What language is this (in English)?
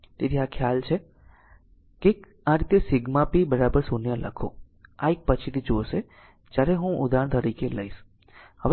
Gujarati